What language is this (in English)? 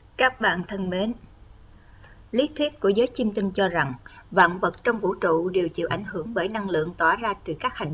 Vietnamese